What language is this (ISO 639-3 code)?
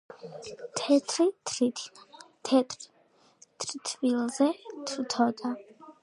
kat